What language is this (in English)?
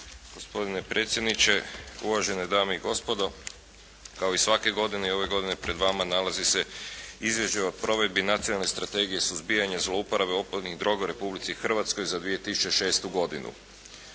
Croatian